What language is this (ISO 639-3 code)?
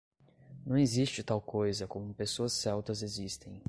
por